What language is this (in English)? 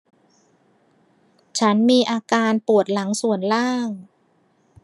Thai